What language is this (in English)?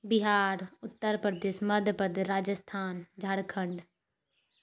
Maithili